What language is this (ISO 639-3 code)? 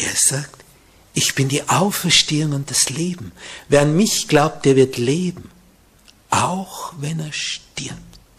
deu